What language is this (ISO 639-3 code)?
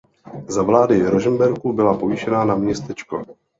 ces